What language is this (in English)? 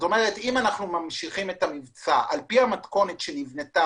Hebrew